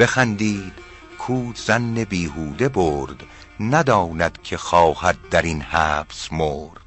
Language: Persian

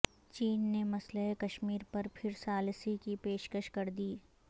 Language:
Urdu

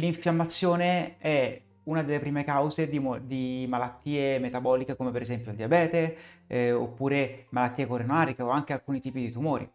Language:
Italian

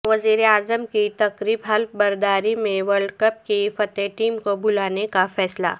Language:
Urdu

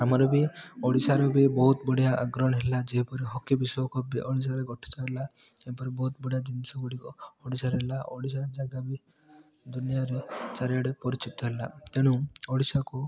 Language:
Odia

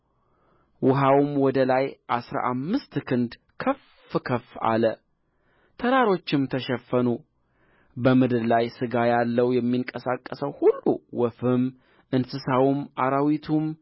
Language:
Amharic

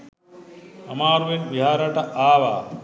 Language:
Sinhala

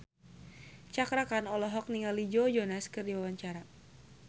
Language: Sundanese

